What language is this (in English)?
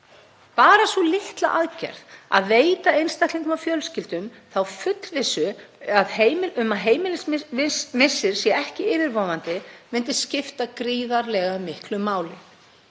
Icelandic